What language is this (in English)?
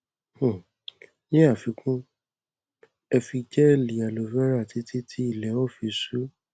Yoruba